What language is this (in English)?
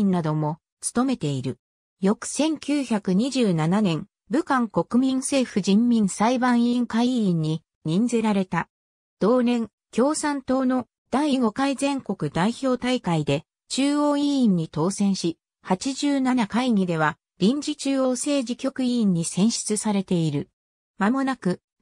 Japanese